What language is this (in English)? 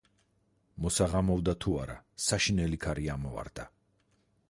Georgian